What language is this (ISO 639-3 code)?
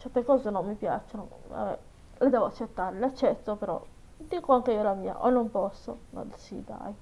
ita